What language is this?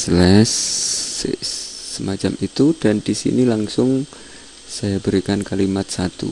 Indonesian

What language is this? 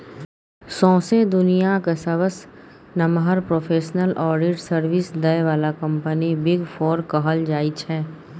Maithili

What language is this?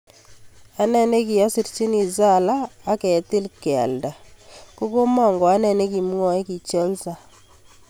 Kalenjin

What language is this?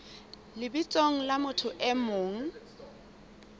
Southern Sotho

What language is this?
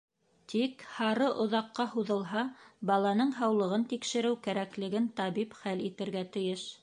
Bashkir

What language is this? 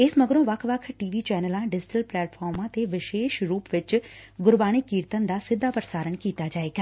Punjabi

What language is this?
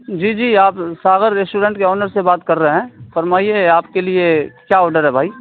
Urdu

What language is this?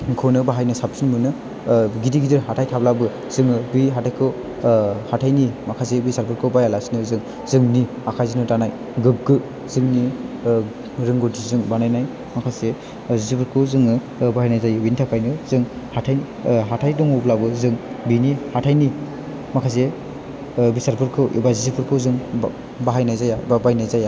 Bodo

